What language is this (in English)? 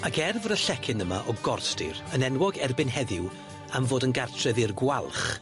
Welsh